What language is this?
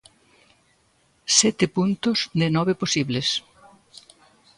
Galician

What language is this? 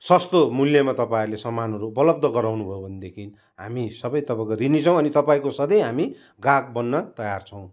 Nepali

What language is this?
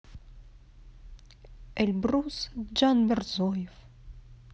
Russian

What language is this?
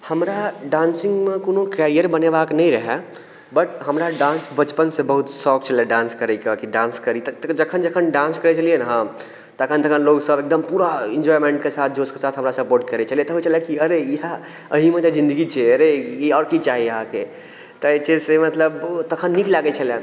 Maithili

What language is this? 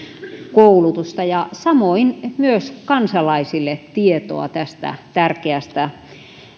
Finnish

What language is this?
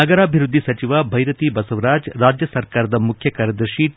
Kannada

